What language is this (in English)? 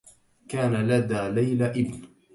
Arabic